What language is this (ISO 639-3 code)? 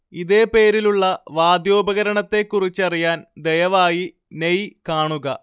mal